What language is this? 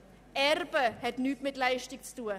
Swiss German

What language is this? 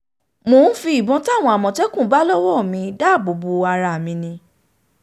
Yoruba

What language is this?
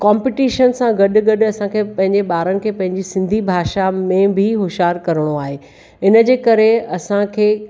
Sindhi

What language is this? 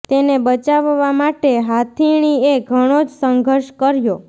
Gujarati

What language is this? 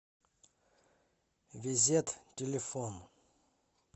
Russian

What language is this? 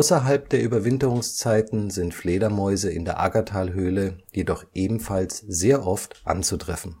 German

